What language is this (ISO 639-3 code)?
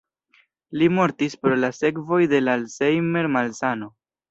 epo